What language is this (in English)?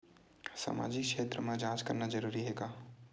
Chhattisgarhi